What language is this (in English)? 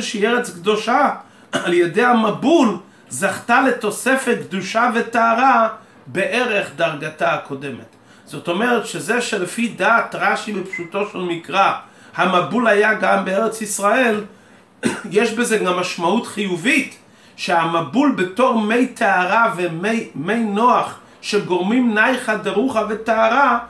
Hebrew